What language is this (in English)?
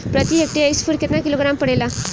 Bhojpuri